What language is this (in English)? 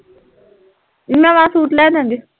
Punjabi